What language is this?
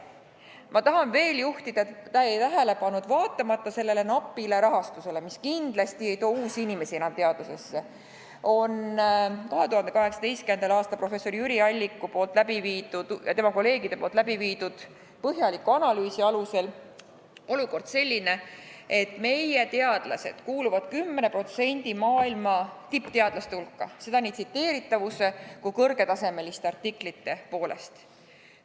Estonian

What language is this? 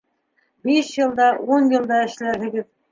Bashkir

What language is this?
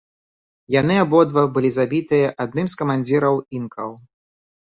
Belarusian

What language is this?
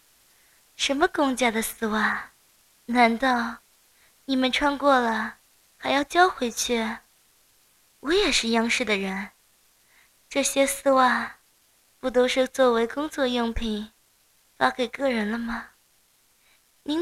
Chinese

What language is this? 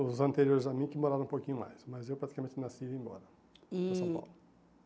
Portuguese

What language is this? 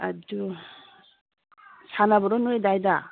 Manipuri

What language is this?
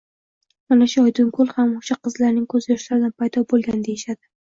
Uzbek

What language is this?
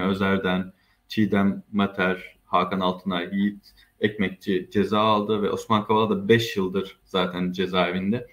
Turkish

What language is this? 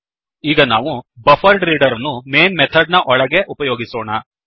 Kannada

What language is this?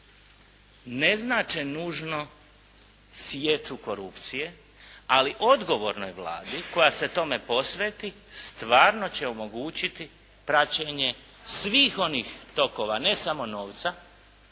Croatian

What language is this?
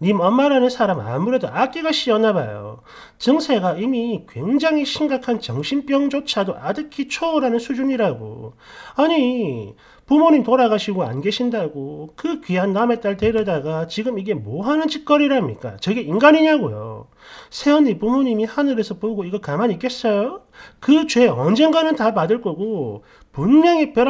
Korean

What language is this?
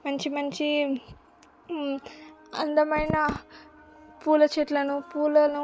Telugu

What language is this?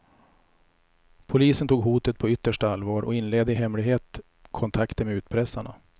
Swedish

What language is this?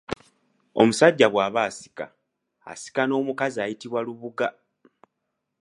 Ganda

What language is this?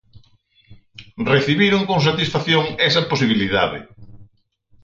Galician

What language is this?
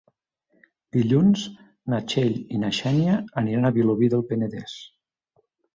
Catalan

